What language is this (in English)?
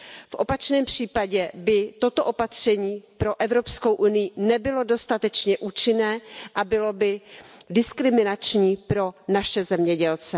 Czech